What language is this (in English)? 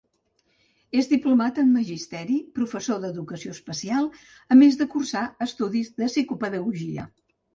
Catalan